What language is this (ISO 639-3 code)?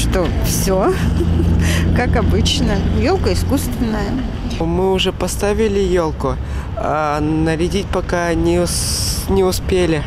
rus